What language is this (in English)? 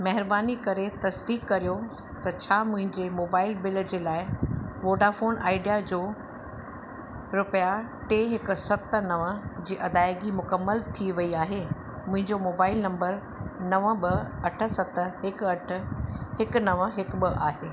Sindhi